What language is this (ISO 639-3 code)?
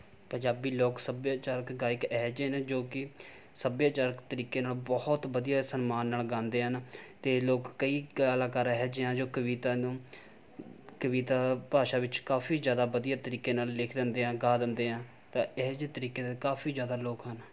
pan